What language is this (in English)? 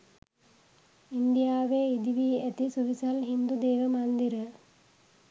Sinhala